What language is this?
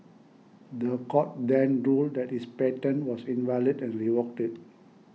English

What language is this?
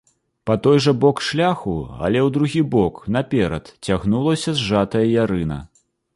Belarusian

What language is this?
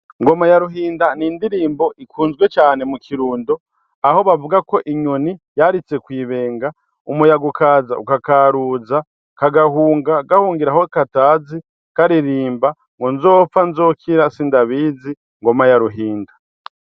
Rundi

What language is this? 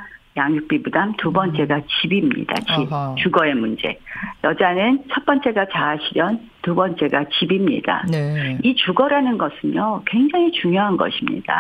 Korean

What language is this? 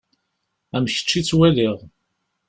Kabyle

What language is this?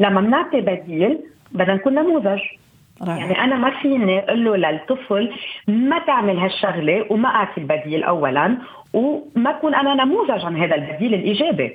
Arabic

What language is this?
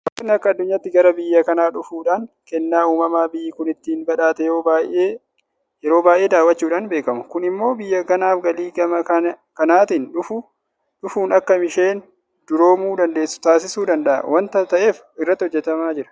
Oromo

